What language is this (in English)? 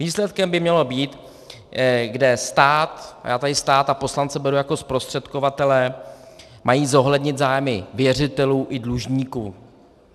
Czech